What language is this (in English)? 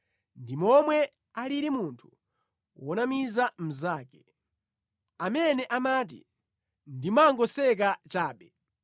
Nyanja